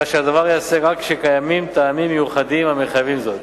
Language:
Hebrew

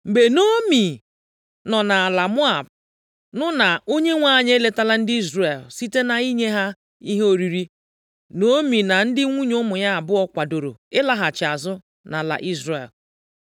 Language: Igbo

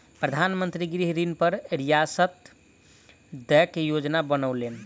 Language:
Maithili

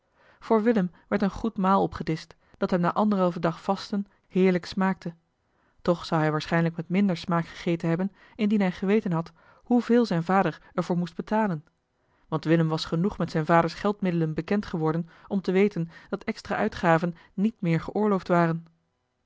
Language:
Dutch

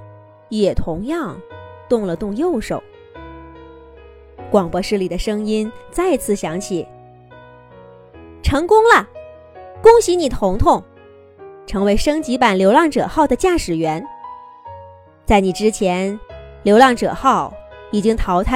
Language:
Chinese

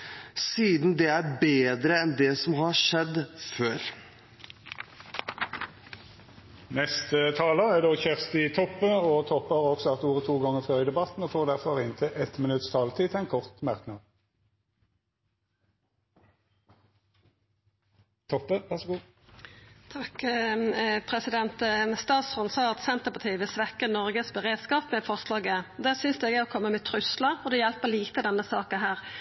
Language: Norwegian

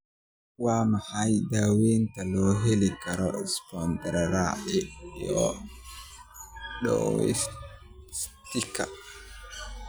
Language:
Somali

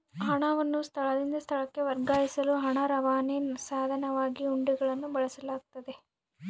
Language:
Kannada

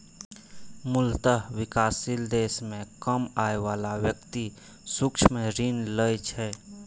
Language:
Maithili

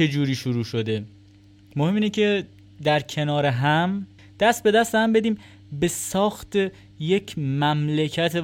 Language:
Persian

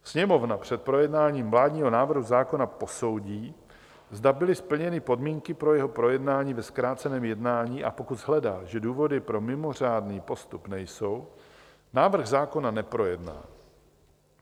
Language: Czech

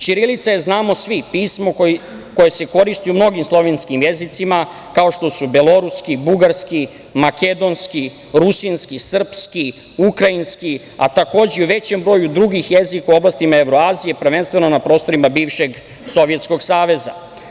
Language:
Serbian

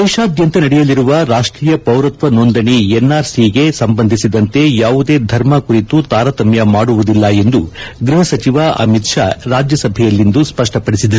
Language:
Kannada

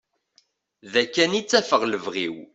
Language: Kabyle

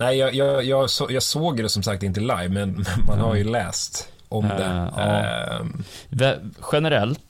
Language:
Swedish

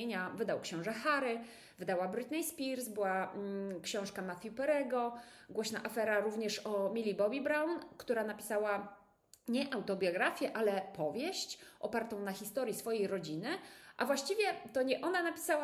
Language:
Polish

